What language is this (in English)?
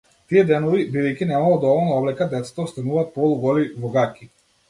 Macedonian